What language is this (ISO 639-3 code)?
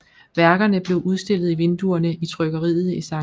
dan